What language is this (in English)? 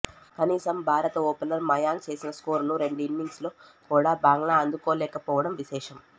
Telugu